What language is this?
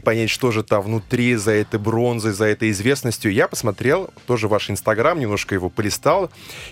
Russian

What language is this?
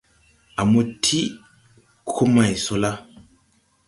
Tupuri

